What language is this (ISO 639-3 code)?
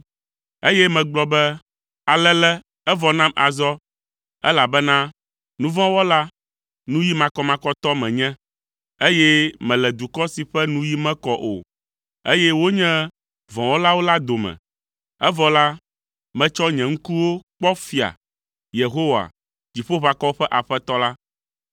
ewe